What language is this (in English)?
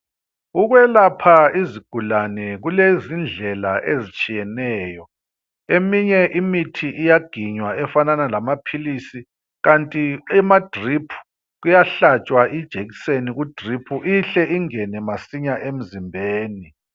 North Ndebele